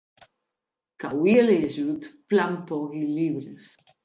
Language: Occitan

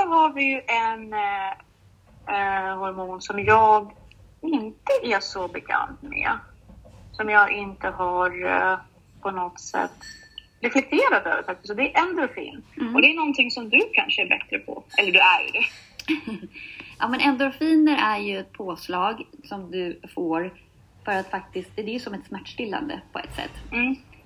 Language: Swedish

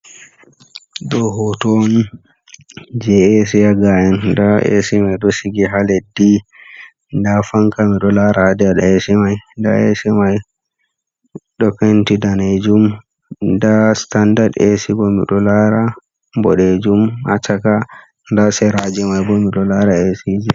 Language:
Fula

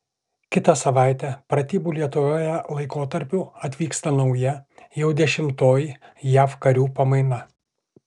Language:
Lithuanian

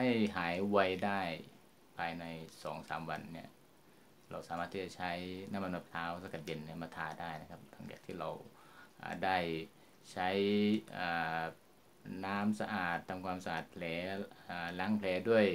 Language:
Thai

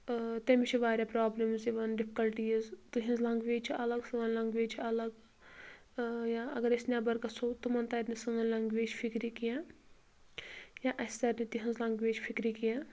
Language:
Kashmiri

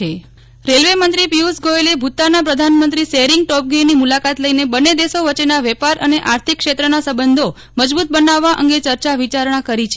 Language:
Gujarati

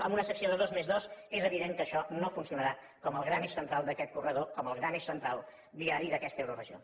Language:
Catalan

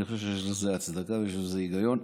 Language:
Hebrew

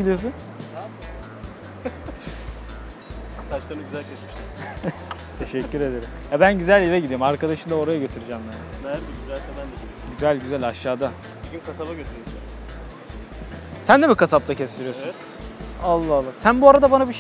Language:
Turkish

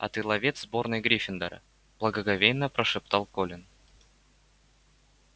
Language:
Russian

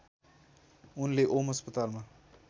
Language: Nepali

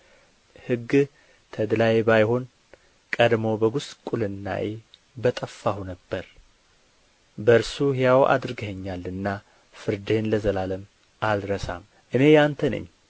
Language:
Amharic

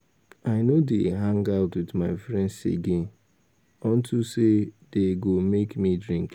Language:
Nigerian Pidgin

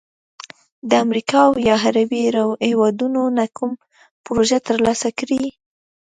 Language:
Pashto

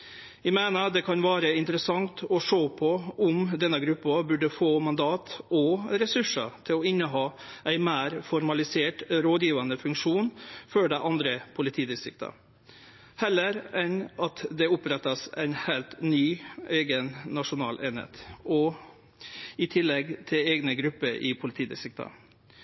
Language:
Norwegian Nynorsk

